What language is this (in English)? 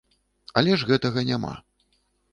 Belarusian